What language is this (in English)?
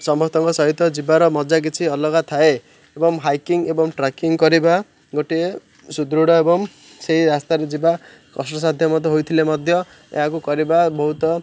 Odia